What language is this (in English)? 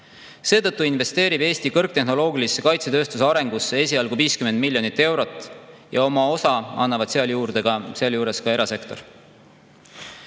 Estonian